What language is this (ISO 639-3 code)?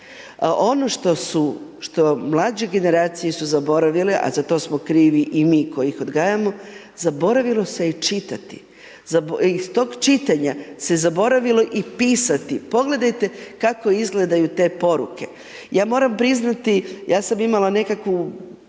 hrv